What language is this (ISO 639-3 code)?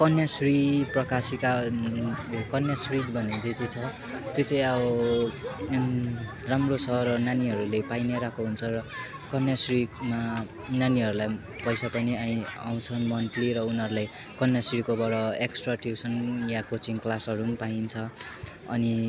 nep